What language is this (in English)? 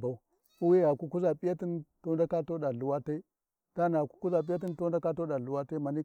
Warji